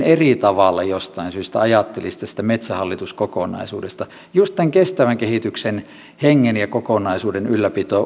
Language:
Finnish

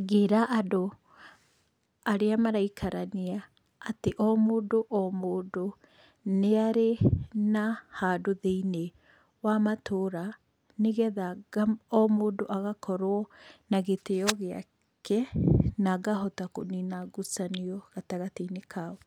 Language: Kikuyu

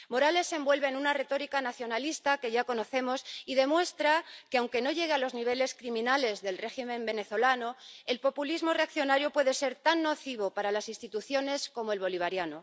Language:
Spanish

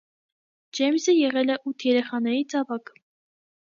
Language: Armenian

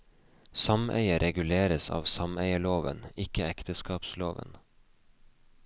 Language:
Norwegian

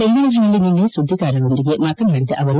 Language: Kannada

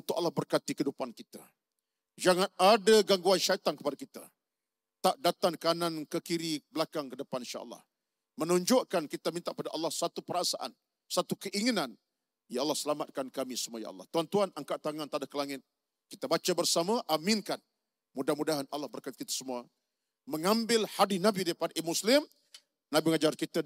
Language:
Malay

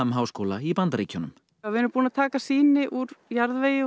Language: Icelandic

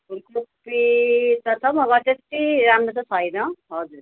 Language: Nepali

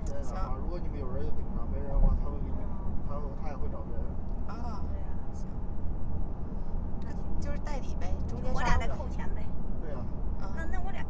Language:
Chinese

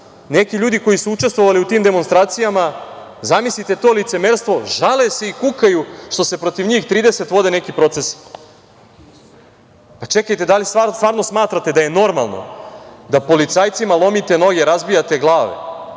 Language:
Serbian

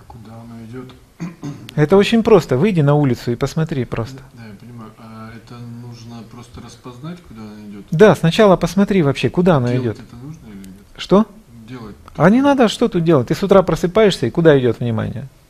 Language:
Russian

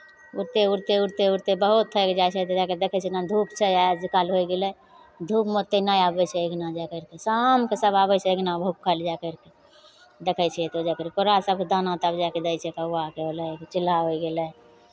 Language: Maithili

